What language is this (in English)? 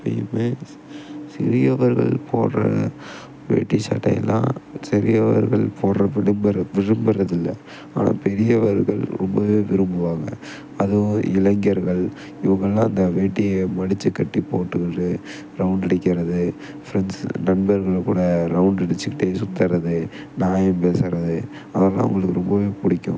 Tamil